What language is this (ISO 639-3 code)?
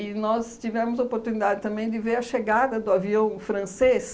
por